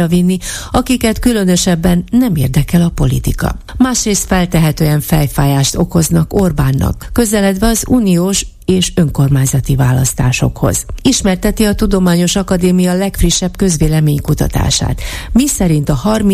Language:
Hungarian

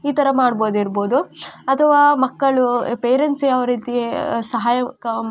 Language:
Kannada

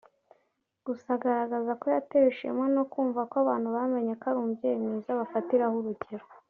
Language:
Kinyarwanda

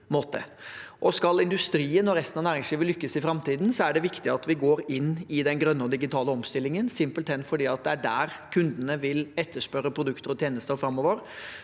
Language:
Norwegian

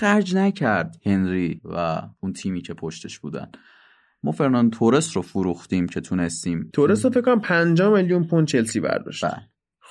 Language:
Persian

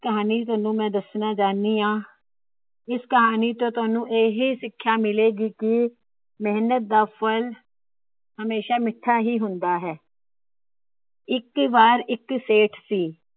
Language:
Punjabi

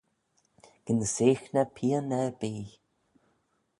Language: Manx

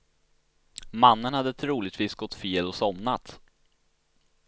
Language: Swedish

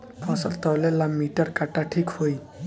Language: Bhojpuri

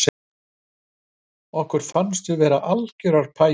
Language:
Icelandic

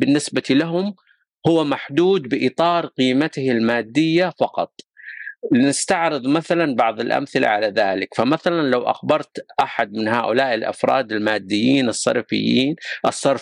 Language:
Arabic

